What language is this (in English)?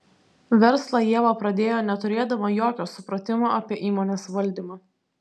Lithuanian